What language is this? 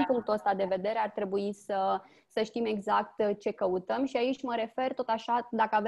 Romanian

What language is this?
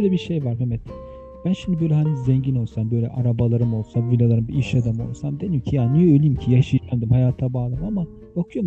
Turkish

